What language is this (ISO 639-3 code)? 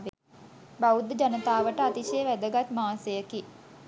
sin